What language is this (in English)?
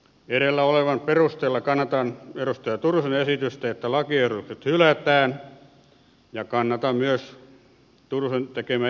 Finnish